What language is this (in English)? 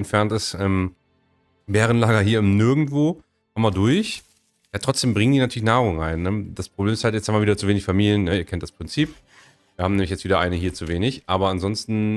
German